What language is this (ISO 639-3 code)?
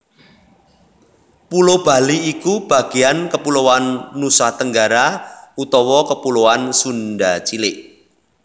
jav